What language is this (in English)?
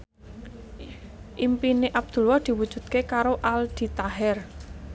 Javanese